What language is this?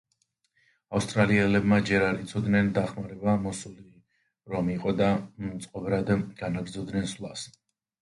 Georgian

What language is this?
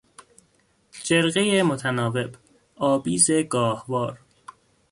Persian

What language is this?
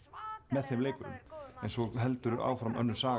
Icelandic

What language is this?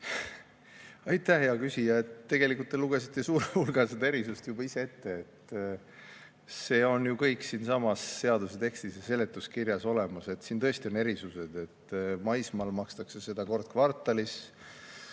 Estonian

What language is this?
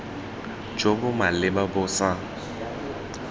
Tswana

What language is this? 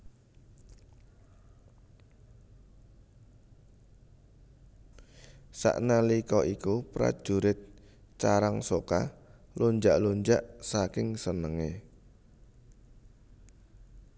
Javanese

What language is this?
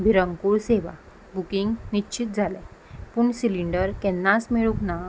Konkani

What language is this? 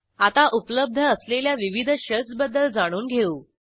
Marathi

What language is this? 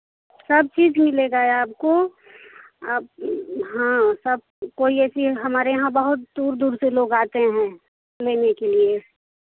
Hindi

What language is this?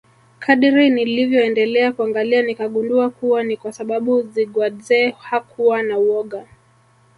Swahili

